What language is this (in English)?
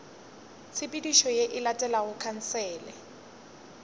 Northern Sotho